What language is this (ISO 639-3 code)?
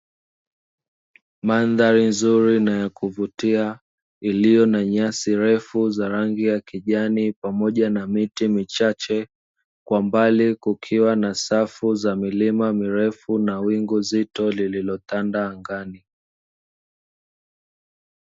swa